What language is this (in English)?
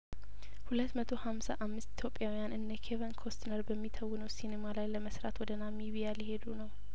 Amharic